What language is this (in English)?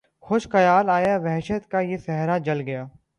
Urdu